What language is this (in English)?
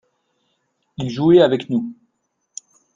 French